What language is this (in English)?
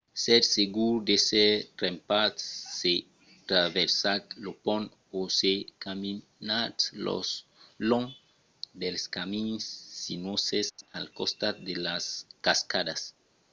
Occitan